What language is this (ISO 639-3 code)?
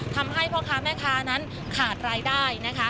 tha